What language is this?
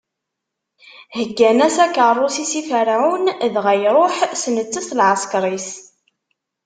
Kabyle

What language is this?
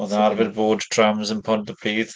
Welsh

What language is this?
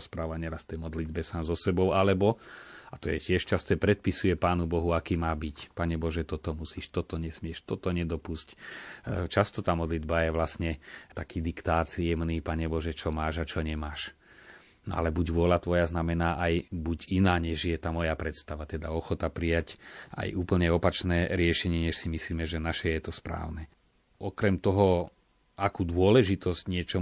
Slovak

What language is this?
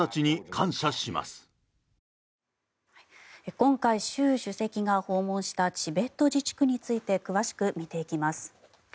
Japanese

